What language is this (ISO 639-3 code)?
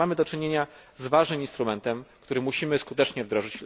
pol